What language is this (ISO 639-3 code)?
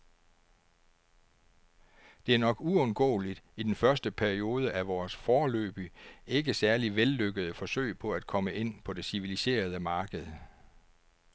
dan